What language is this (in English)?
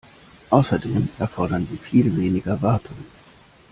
German